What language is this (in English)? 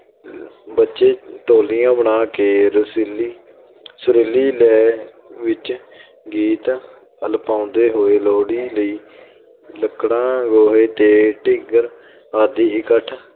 Punjabi